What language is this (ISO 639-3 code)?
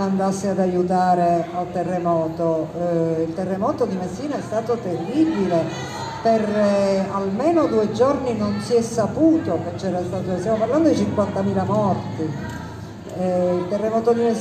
ita